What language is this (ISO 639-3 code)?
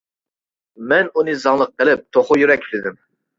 uig